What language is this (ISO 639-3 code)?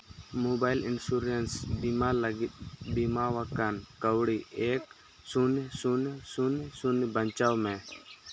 sat